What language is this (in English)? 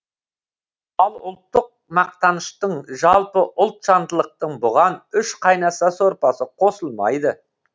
Kazakh